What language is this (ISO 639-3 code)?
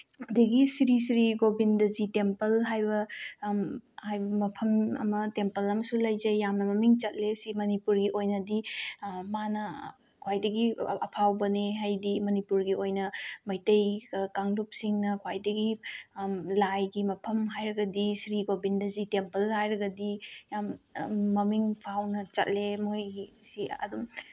mni